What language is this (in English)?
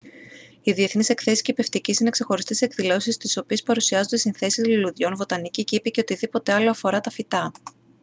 Greek